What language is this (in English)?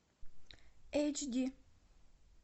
Russian